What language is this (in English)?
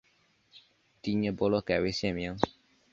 Chinese